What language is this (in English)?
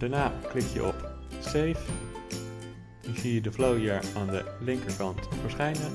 Dutch